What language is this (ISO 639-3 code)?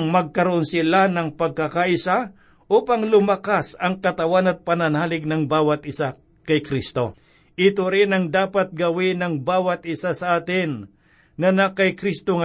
fil